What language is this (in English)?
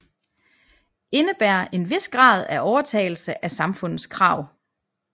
Danish